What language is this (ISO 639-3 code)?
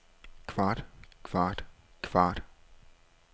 dan